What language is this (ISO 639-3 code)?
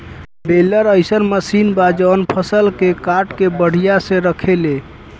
bho